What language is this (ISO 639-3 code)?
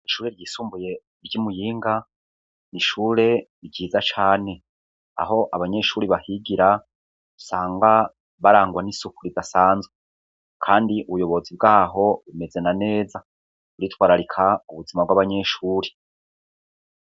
run